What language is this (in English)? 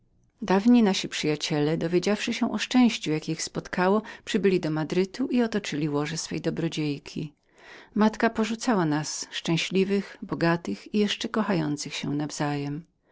Polish